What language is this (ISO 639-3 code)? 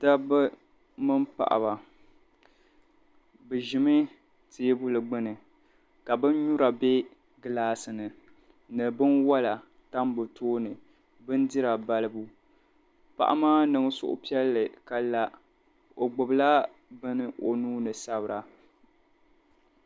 dag